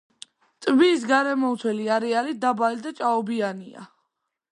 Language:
Georgian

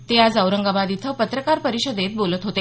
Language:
Marathi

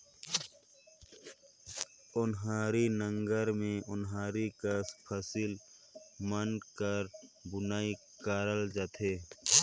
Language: Chhattisgarhi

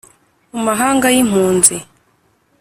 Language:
Kinyarwanda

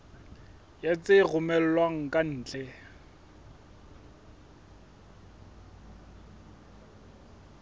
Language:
Southern Sotho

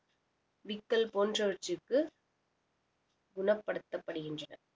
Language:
Tamil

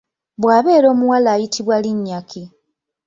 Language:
Ganda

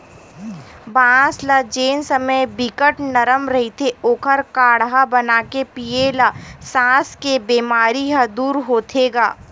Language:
Chhattisgarhi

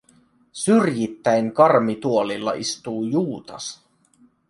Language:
Finnish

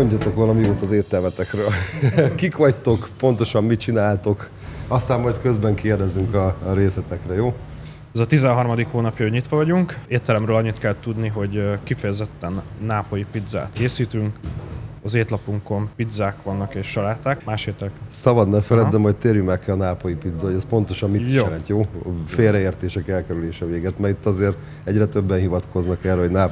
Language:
Hungarian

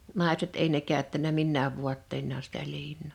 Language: Finnish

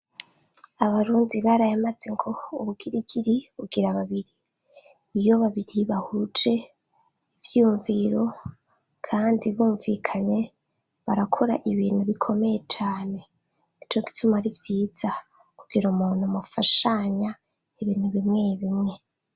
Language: Rundi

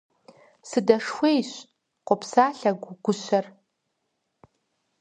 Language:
Kabardian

